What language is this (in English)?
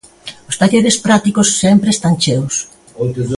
Galician